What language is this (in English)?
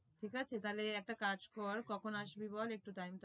Bangla